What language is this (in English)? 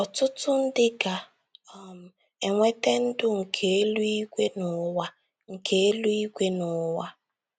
Igbo